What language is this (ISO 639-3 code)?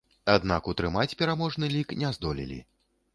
bel